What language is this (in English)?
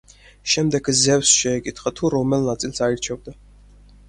Georgian